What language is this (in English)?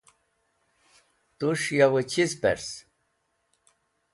Wakhi